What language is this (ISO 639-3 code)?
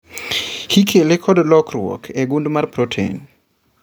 luo